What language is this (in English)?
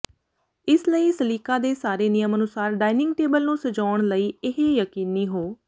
Punjabi